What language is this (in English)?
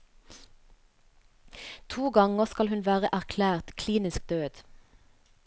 Norwegian